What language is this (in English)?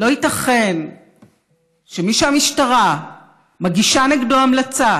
Hebrew